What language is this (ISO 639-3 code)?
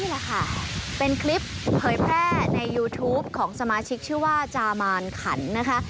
tha